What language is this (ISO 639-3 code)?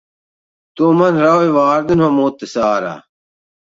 lav